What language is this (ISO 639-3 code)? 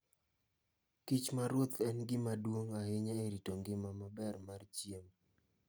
luo